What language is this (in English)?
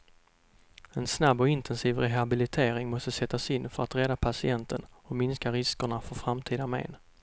Swedish